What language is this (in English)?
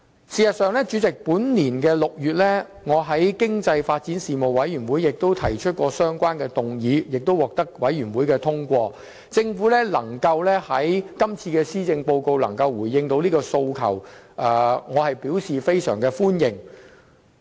Cantonese